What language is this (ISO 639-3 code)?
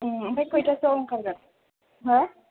brx